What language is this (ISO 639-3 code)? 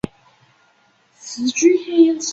zho